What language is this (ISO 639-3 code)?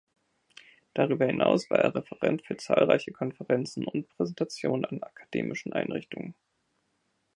deu